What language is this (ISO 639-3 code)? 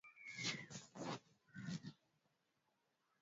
swa